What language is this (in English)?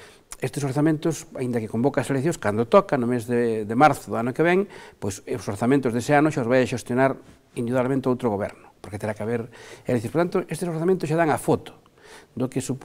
Spanish